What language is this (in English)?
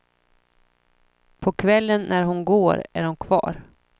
Swedish